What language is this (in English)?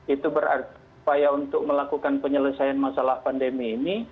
Indonesian